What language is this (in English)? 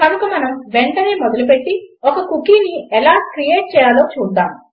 Telugu